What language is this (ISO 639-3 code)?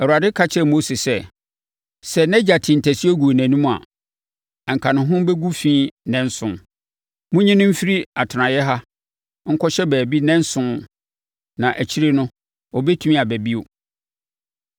aka